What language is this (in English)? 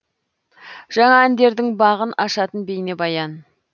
Kazakh